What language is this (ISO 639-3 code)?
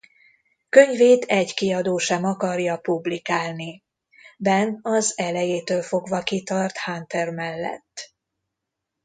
hun